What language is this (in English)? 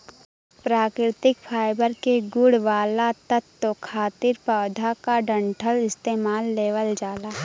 Bhojpuri